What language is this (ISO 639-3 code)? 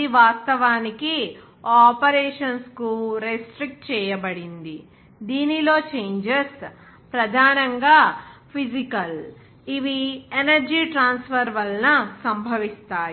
tel